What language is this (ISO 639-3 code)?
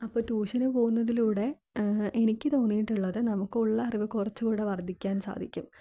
mal